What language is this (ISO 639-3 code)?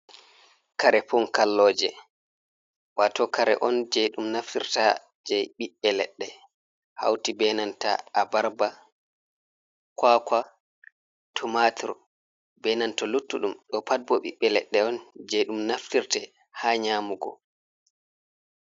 ful